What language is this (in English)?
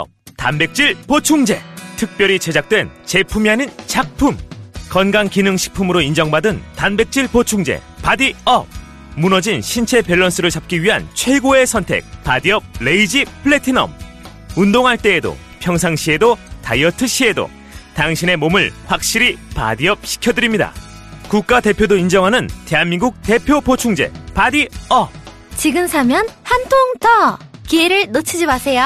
Korean